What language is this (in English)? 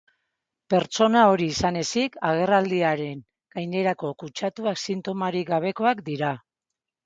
Basque